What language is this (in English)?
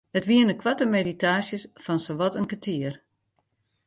Western Frisian